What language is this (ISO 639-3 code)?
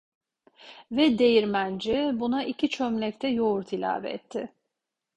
tur